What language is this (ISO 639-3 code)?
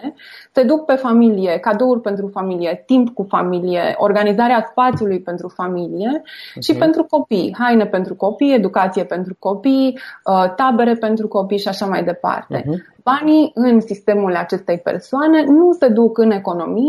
ron